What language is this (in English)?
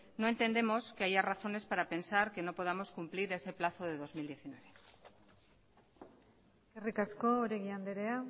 Spanish